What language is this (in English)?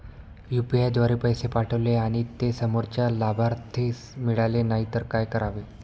Marathi